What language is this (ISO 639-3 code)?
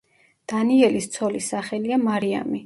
kat